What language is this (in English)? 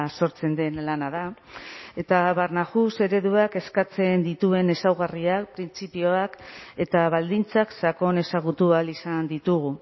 Basque